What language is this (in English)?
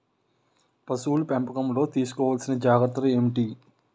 Telugu